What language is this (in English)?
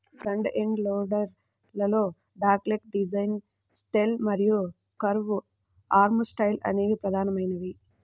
Telugu